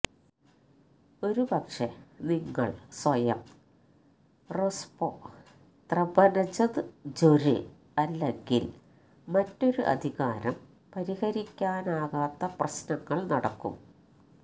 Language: Malayalam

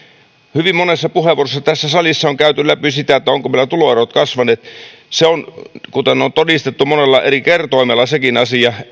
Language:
Finnish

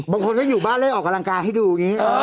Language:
Thai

